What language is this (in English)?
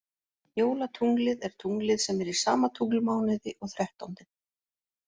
Icelandic